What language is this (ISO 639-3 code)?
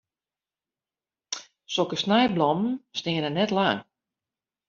fry